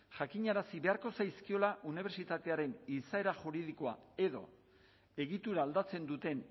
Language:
Basque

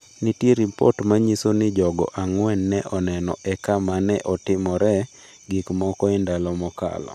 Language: Luo (Kenya and Tanzania)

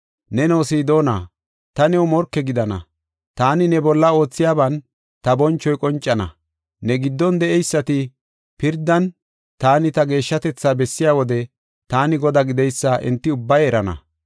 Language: Gofa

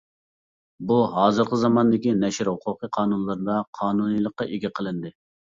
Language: Uyghur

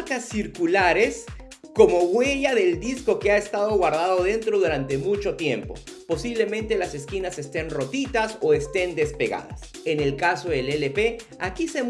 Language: Spanish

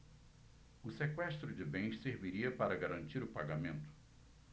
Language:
Portuguese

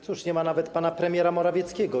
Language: Polish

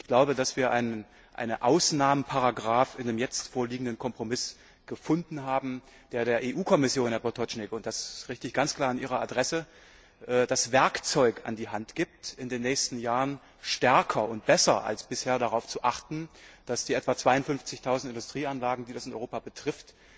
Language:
German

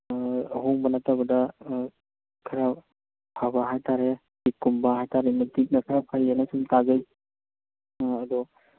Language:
Manipuri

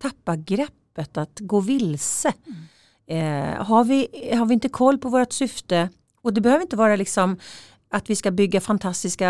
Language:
Swedish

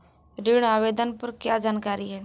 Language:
Hindi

